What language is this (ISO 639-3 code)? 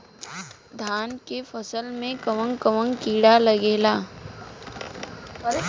bho